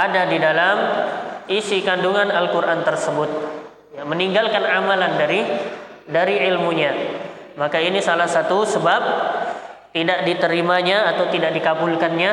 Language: Indonesian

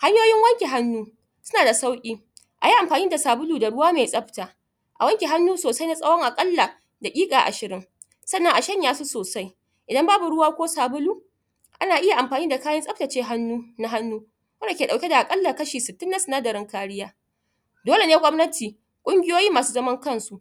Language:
Hausa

